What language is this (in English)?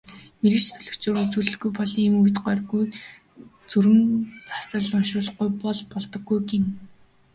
Mongolian